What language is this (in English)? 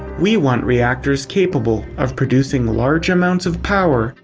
English